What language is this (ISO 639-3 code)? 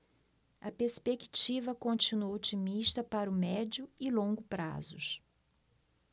por